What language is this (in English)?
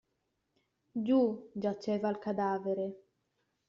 Italian